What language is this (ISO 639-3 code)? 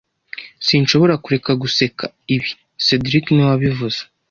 kin